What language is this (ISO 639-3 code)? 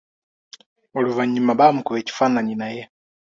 lug